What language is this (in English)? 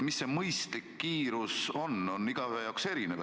Estonian